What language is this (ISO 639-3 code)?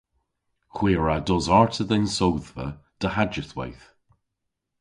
cor